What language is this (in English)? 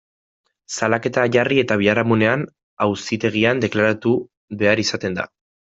Basque